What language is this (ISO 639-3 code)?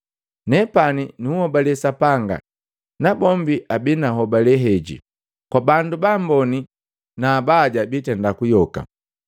mgv